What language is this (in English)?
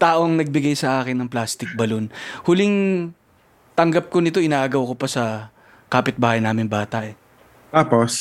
Filipino